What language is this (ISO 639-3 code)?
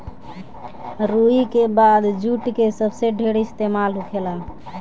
bho